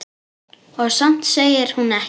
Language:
Icelandic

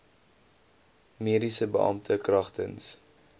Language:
Afrikaans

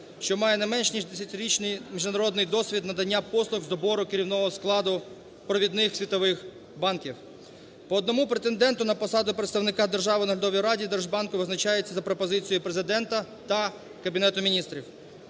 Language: Ukrainian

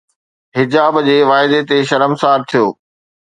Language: Sindhi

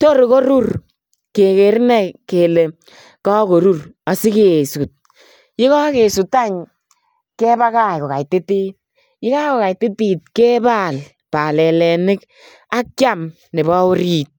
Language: Kalenjin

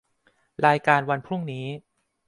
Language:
Thai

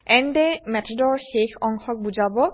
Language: Assamese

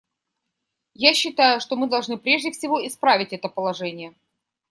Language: Russian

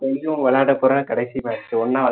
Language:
Tamil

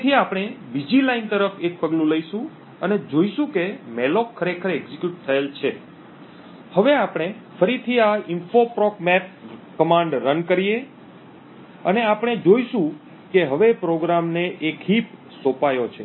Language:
Gujarati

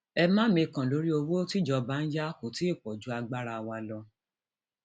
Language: Yoruba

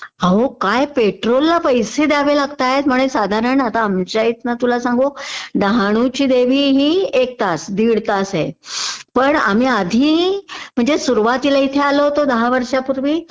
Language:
Marathi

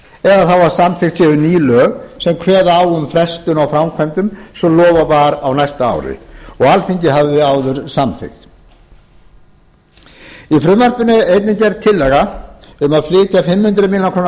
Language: Icelandic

